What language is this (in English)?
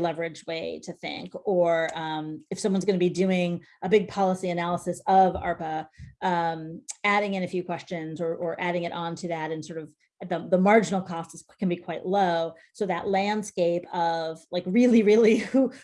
English